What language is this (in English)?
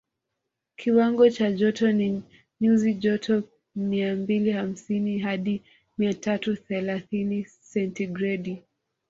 Swahili